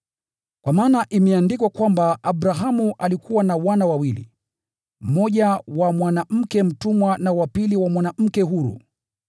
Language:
Swahili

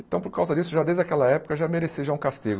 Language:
Portuguese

